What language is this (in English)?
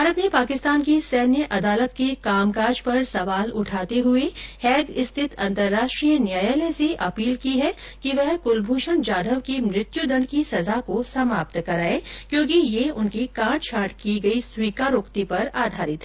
Hindi